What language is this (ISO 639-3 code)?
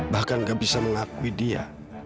ind